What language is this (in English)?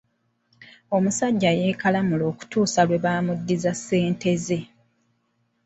Ganda